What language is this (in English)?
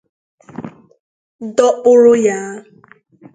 Igbo